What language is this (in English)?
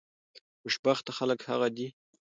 Pashto